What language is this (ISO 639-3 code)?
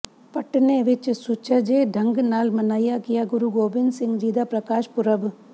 pan